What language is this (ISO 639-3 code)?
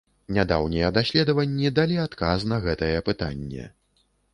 bel